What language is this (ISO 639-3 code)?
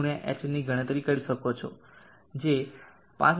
guj